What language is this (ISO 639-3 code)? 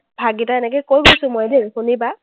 asm